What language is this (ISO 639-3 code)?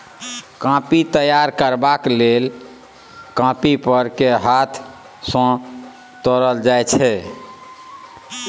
mai